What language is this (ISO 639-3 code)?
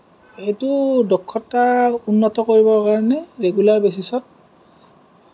asm